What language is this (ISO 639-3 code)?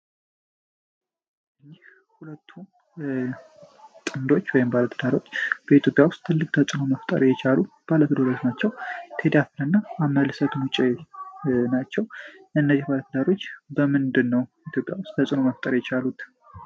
amh